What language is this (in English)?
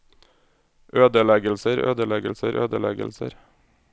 Norwegian